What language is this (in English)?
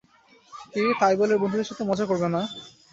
Bangla